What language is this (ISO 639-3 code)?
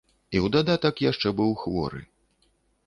bel